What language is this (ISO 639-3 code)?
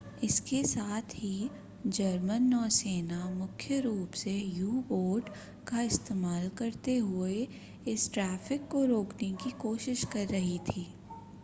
hin